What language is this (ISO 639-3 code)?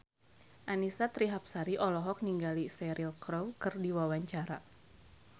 sun